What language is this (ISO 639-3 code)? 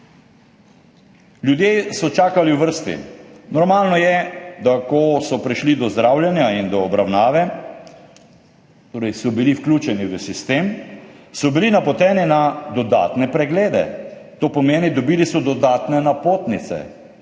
slv